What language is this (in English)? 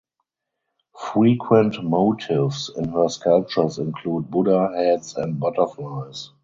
English